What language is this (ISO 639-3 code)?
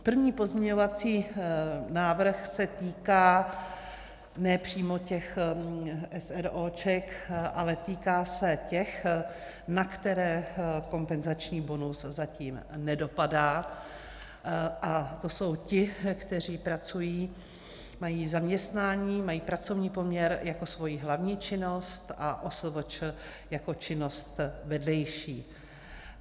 ces